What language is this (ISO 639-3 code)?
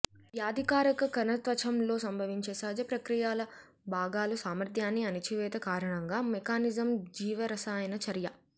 tel